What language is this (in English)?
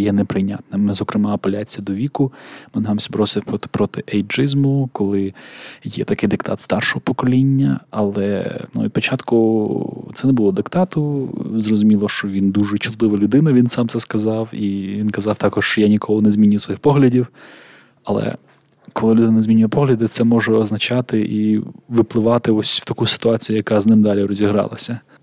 Ukrainian